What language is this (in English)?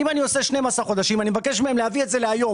Hebrew